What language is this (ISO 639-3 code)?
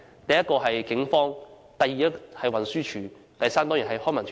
yue